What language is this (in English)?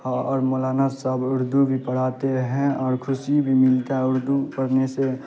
Urdu